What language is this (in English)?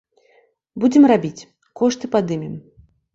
Belarusian